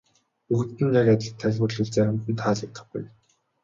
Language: Mongolian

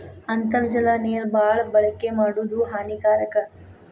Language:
Kannada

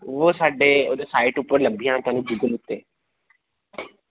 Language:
Dogri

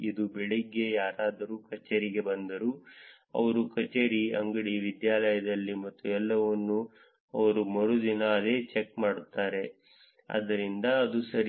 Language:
Kannada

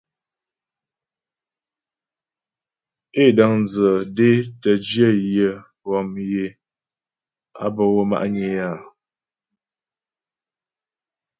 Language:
Ghomala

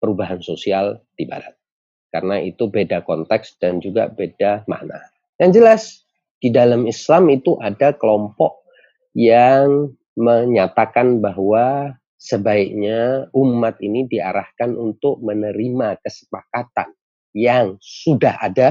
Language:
Indonesian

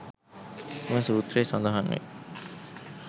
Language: Sinhala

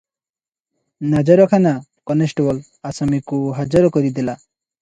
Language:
Odia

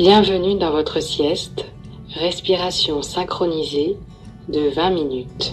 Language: French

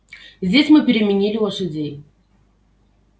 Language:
Russian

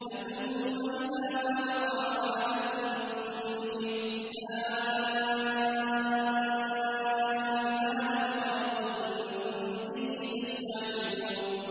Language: Arabic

